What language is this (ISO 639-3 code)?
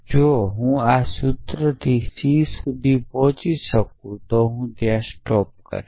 guj